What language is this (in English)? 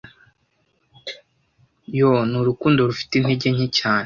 Kinyarwanda